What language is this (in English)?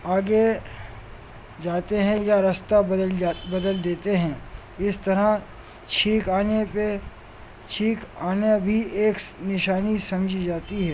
Urdu